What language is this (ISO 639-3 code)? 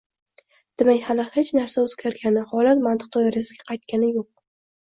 uzb